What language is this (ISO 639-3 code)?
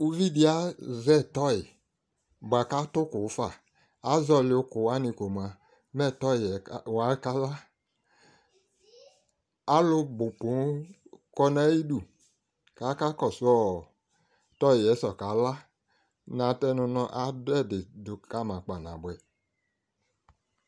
kpo